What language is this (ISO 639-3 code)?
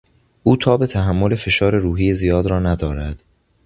fas